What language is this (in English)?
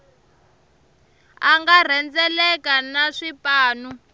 Tsonga